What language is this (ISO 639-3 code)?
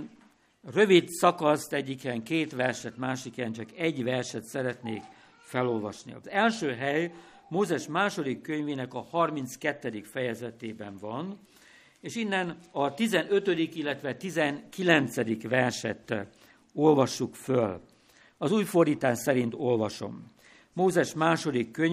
hun